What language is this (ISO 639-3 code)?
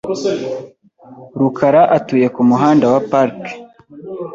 kin